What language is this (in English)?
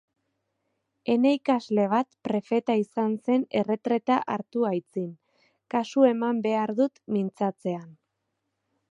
Basque